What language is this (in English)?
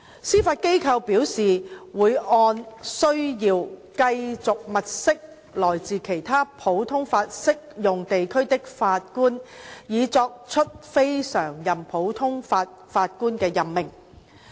Cantonese